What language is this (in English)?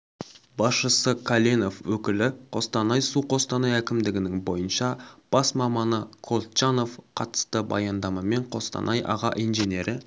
Kazakh